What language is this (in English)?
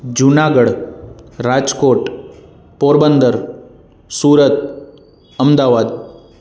Sindhi